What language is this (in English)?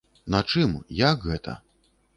Belarusian